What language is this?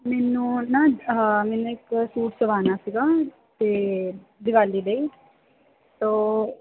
Punjabi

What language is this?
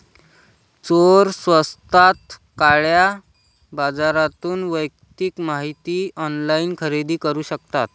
Marathi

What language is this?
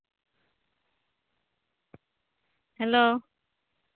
Santali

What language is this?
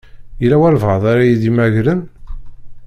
Kabyle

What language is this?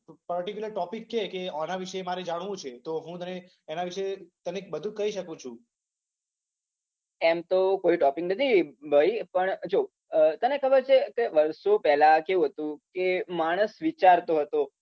Gujarati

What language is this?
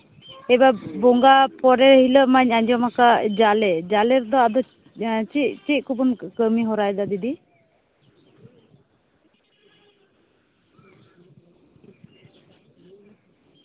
Santali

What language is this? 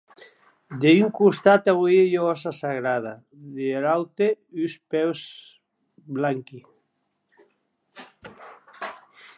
Occitan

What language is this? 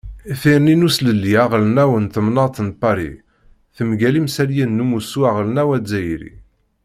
Kabyle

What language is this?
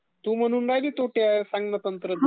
Marathi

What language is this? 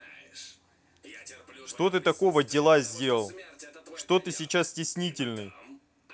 Russian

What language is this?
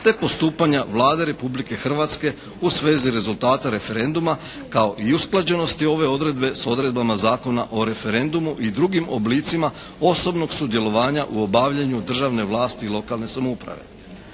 Croatian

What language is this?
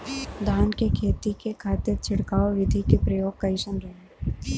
Bhojpuri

